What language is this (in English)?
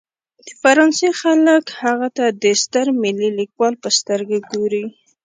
Pashto